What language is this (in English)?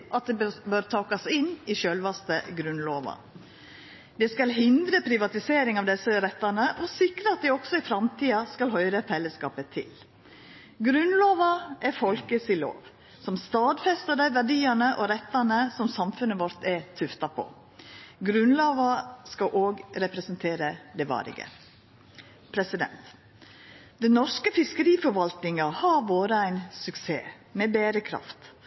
Norwegian Nynorsk